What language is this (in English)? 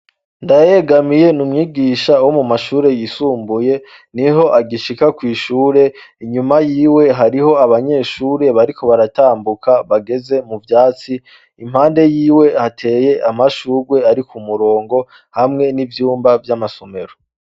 Rundi